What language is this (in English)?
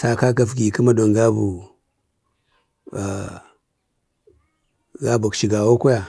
Bade